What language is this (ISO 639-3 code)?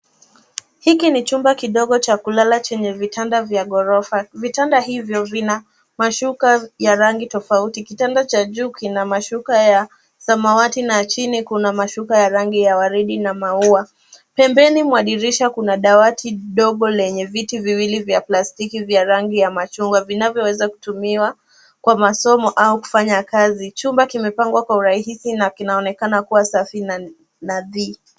swa